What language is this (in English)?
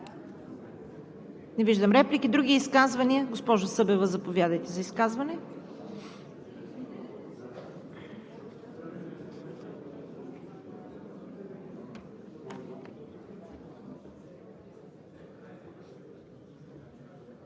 Bulgarian